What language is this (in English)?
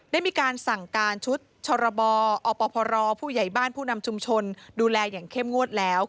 Thai